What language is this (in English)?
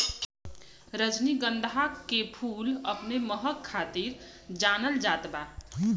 Bhojpuri